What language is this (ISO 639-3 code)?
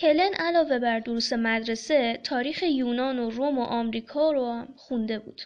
fas